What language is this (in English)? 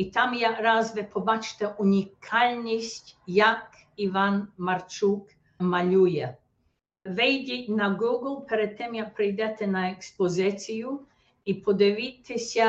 Ukrainian